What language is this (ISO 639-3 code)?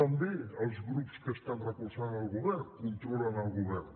cat